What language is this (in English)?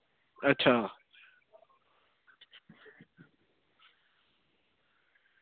Dogri